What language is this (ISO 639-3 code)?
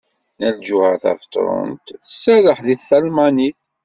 kab